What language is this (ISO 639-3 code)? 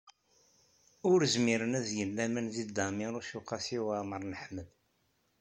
kab